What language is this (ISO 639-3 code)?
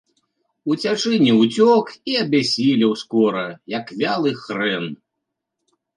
bel